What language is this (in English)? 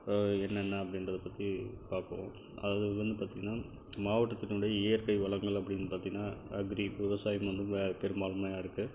Tamil